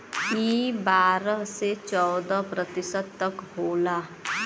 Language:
Bhojpuri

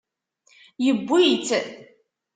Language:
Kabyle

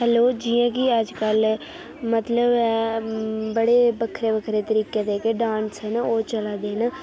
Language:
Dogri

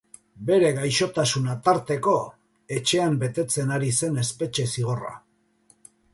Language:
Basque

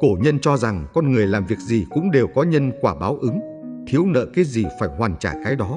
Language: Vietnamese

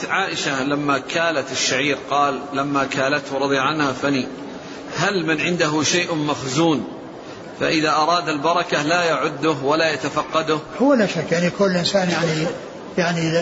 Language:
Arabic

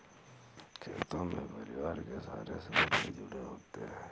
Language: Hindi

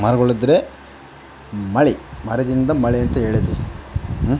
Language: Kannada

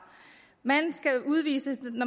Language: Danish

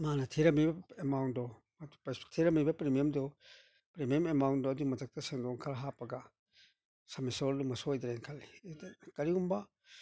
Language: Manipuri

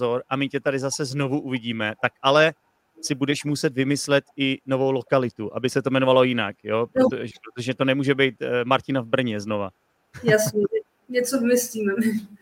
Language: Czech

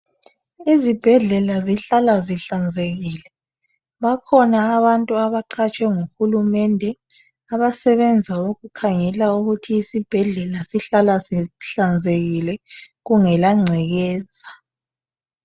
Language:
North Ndebele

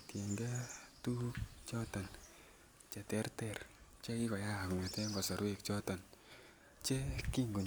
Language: Kalenjin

